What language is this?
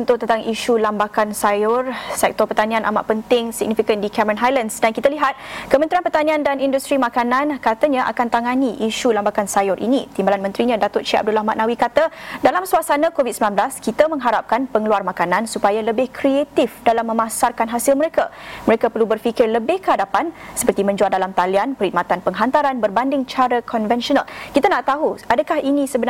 Malay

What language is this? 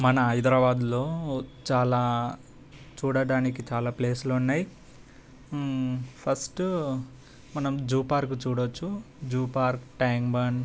Telugu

